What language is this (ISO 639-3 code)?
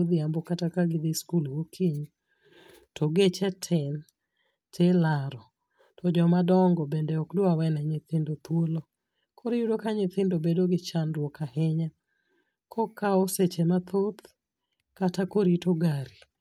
luo